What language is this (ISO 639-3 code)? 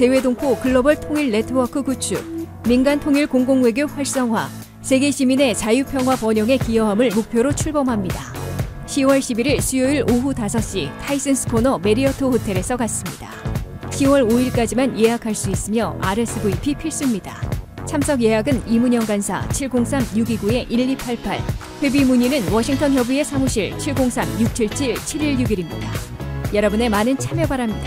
kor